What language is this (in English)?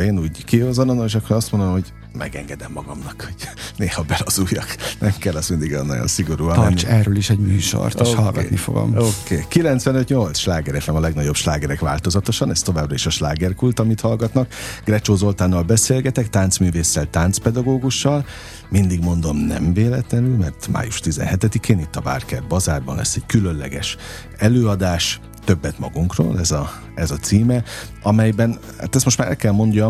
Hungarian